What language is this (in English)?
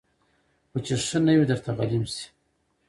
Pashto